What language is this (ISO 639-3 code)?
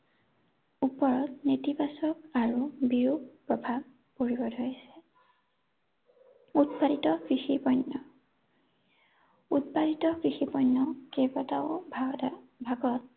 asm